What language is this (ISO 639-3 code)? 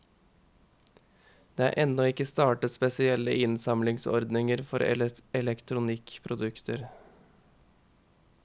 nor